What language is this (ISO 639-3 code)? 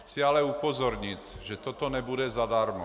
ces